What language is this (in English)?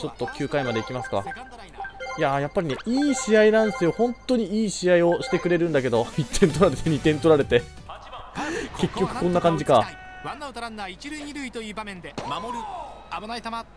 Japanese